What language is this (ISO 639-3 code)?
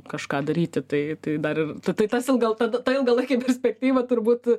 lit